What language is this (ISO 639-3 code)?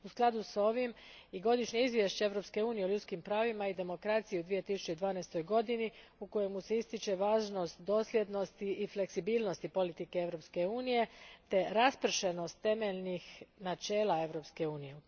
hrv